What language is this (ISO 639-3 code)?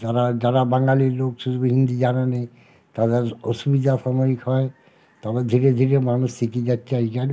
ben